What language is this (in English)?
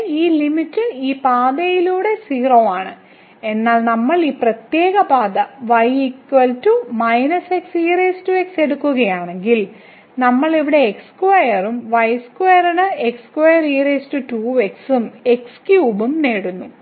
Malayalam